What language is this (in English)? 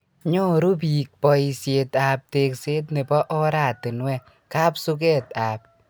Kalenjin